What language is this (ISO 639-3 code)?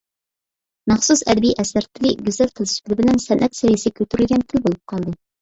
uig